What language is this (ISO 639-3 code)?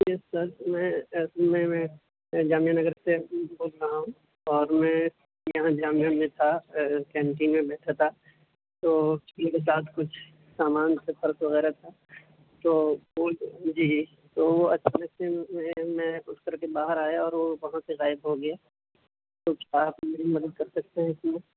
urd